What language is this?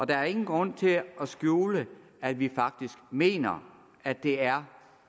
Danish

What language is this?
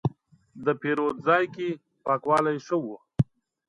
Pashto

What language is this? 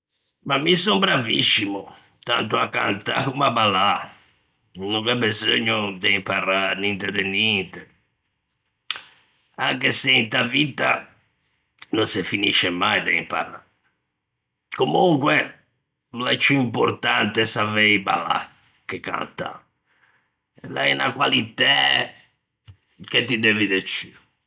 Ligurian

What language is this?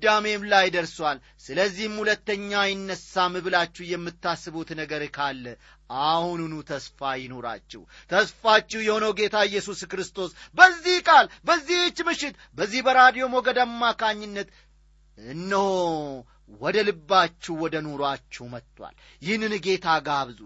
Amharic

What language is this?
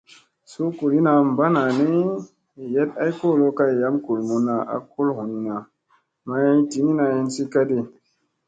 Musey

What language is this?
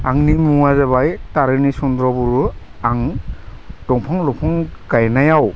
Bodo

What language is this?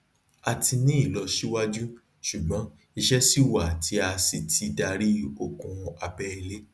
Yoruba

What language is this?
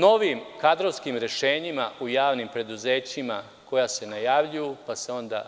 Serbian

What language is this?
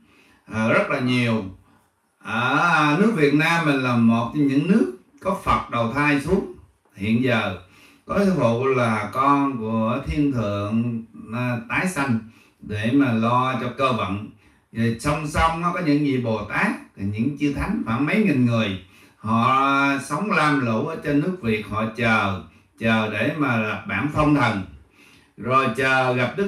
Vietnamese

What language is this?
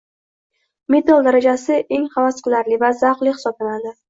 Uzbek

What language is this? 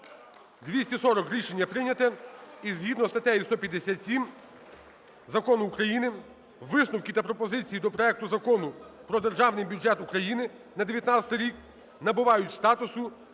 Ukrainian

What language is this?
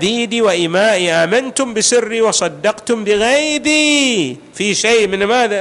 Arabic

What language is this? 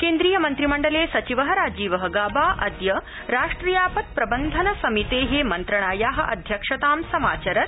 Sanskrit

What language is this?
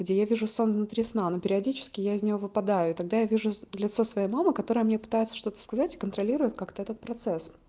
Russian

